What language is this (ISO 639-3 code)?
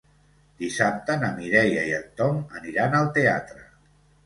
cat